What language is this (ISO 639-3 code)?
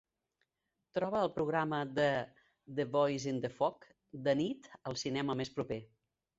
cat